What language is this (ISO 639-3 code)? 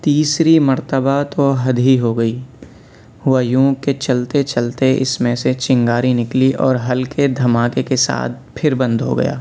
urd